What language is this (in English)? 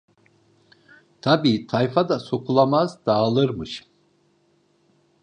Turkish